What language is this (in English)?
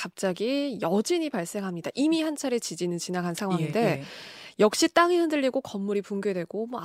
Korean